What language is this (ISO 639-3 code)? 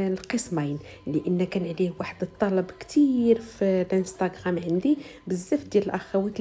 ara